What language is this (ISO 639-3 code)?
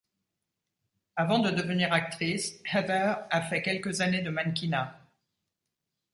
fra